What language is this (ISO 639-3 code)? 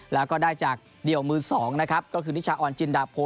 tha